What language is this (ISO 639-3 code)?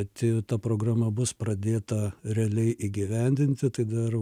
lit